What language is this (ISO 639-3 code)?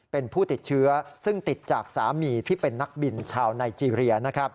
tha